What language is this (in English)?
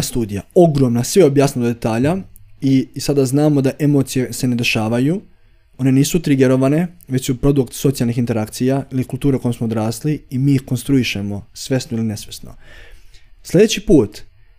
Croatian